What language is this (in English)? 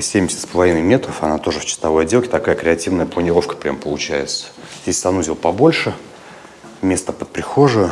Russian